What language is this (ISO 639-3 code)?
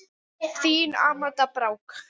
isl